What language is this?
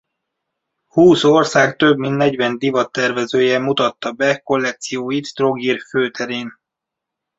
Hungarian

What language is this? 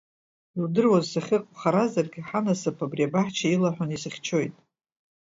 Abkhazian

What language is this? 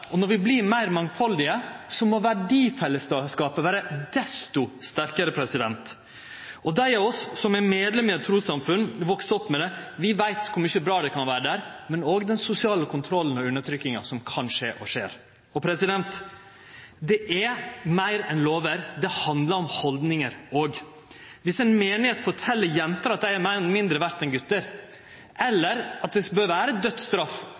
Norwegian Nynorsk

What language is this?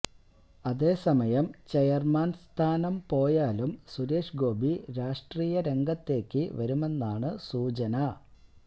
Malayalam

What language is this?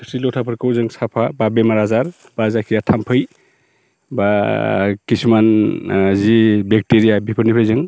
Bodo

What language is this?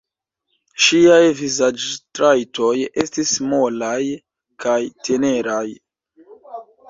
Esperanto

